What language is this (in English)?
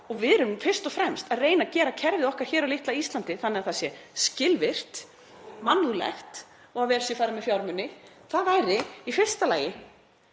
Icelandic